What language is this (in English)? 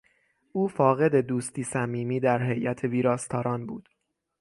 Persian